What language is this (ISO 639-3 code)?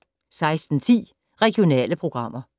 dan